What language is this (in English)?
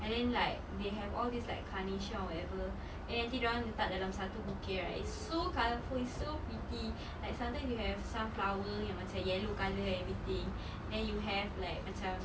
English